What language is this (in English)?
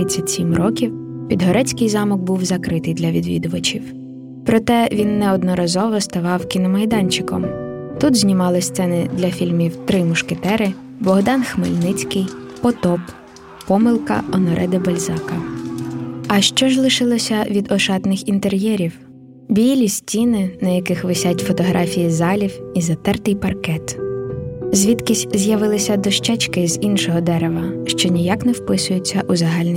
Ukrainian